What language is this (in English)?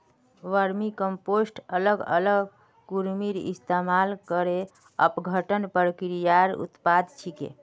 Magahi